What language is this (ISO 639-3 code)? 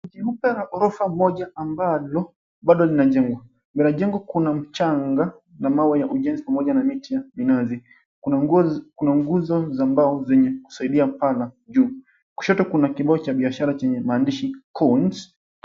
swa